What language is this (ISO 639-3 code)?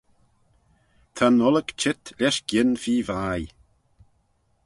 glv